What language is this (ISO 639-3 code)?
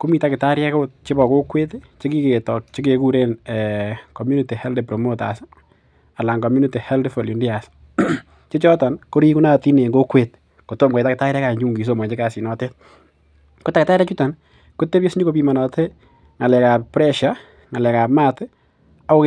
kln